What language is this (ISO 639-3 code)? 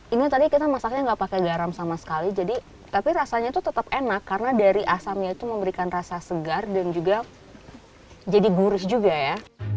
ind